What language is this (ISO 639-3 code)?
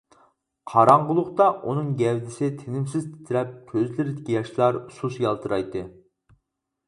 uig